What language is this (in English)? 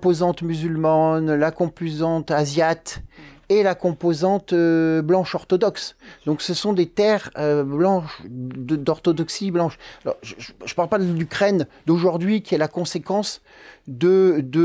French